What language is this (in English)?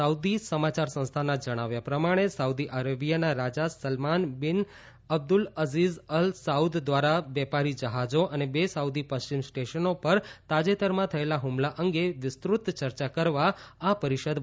Gujarati